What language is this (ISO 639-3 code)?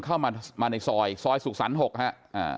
tha